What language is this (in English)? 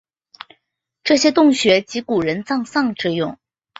Chinese